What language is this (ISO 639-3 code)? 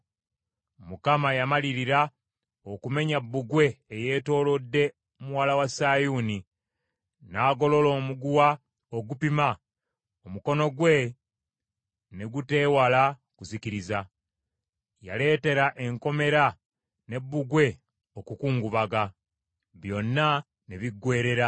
lug